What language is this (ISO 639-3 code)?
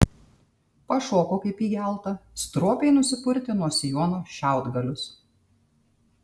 lit